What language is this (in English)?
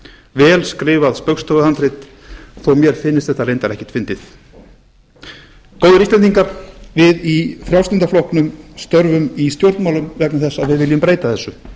Icelandic